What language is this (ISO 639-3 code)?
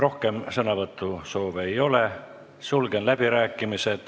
est